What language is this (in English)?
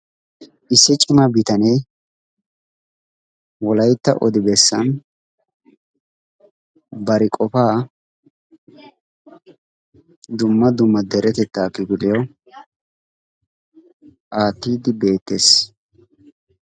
Wolaytta